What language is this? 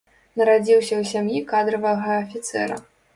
Belarusian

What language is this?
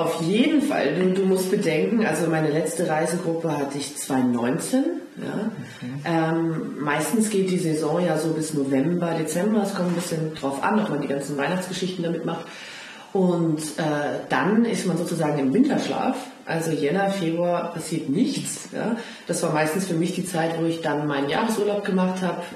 German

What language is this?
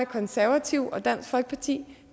Danish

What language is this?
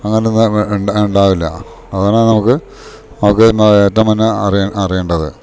Malayalam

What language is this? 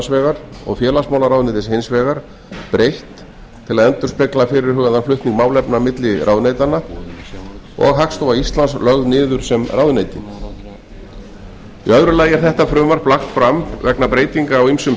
Icelandic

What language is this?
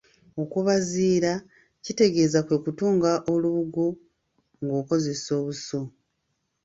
Ganda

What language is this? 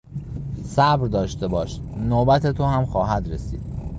Persian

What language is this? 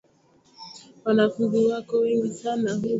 Swahili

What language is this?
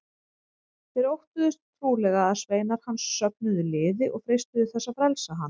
Icelandic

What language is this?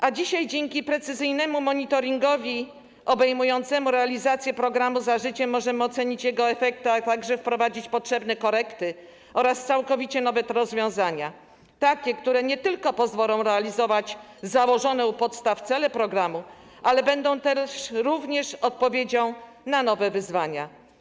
Polish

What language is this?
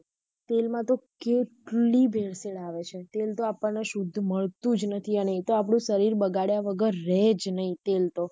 Gujarati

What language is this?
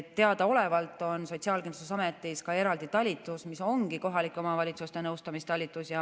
Estonian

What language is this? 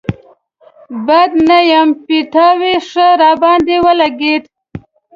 Pashto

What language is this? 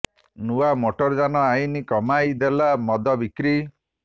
Odia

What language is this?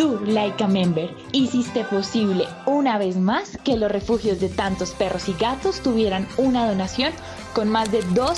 Spanish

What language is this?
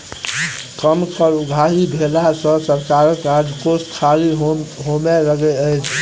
Maithili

